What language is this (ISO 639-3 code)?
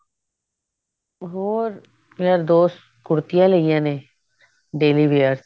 pan